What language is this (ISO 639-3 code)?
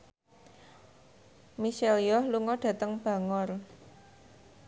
jav